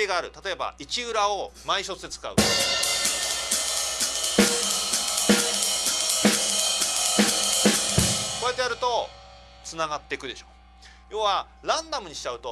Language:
Japanese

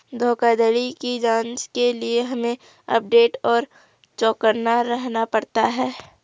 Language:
Hindi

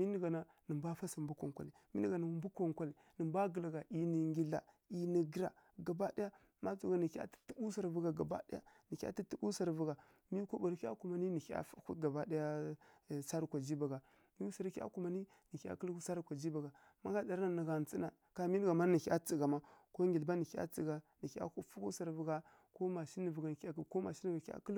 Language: Kirya-Konzəl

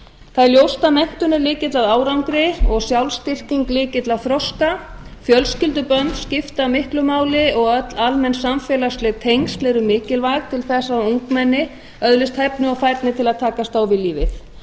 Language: Icelandic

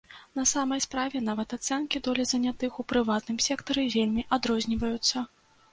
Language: Belarusian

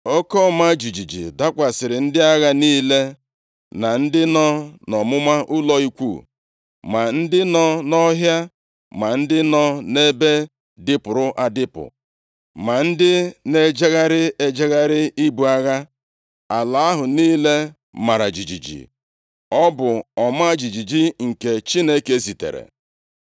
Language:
Igbo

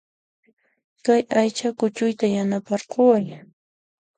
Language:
Puno Quechua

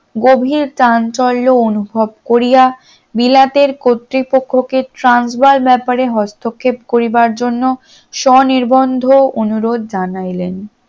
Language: Bangla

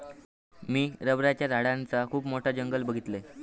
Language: Marathi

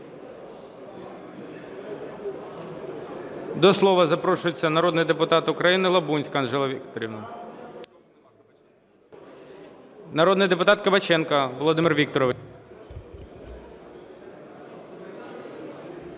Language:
Ukrainian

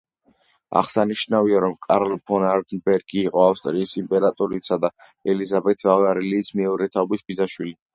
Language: Georgian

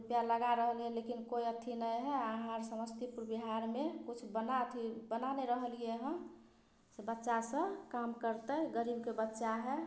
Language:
Maithili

